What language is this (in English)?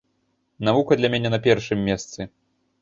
Belarusian